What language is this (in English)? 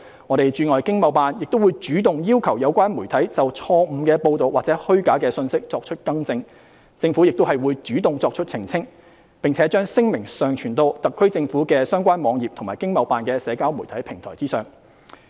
Cantonese